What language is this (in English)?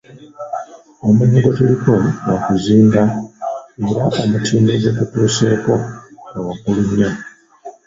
Ganda